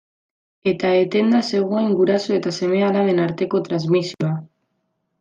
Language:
Basque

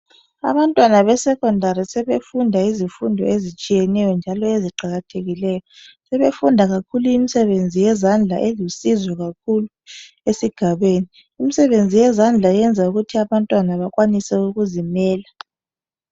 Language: North Ndebele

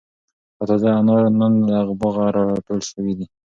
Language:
Pashto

